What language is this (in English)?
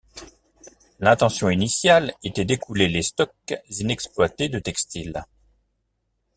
French